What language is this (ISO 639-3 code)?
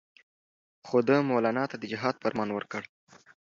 pus